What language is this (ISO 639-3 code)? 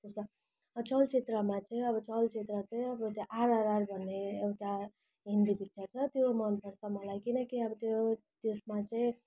nep